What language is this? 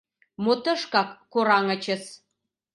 Mari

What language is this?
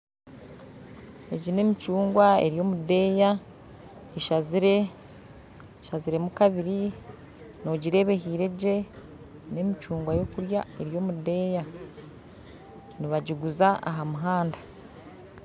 Nyankole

